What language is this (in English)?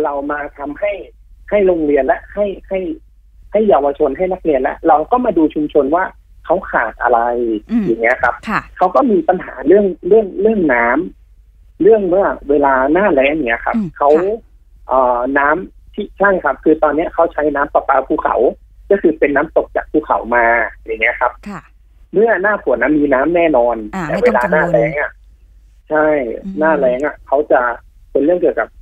Thai